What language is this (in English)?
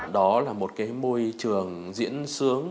Vietnamese